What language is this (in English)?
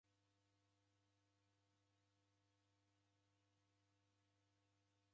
Taita